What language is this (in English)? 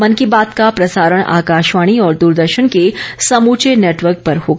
Hindi